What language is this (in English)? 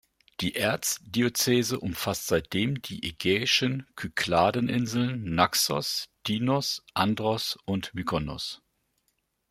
German